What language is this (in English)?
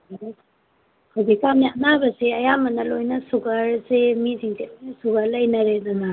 Manipuri